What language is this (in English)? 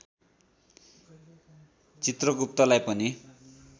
Nepali